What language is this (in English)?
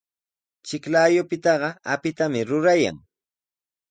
Sihuas Ancash Quechua